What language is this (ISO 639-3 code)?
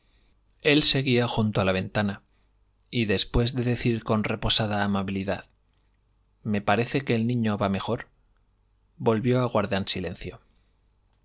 spa